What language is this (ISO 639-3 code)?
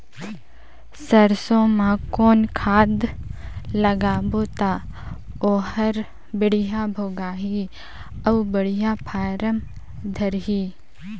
hne